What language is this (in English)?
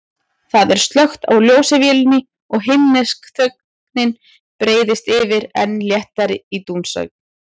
Icelandic